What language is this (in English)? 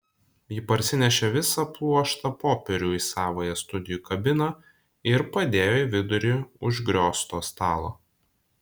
Lithuanian